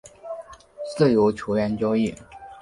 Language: Chinese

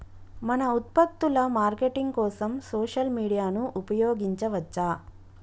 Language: Telugu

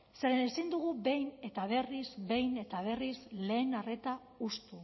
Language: Basque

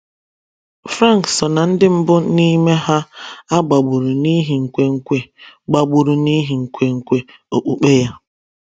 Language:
Igbo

